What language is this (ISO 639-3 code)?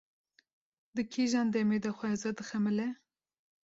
kur